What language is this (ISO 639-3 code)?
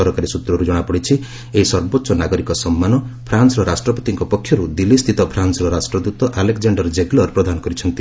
ori